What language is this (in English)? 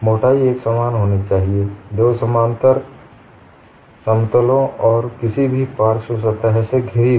Hindi